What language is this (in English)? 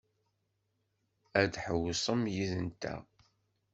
Kabyle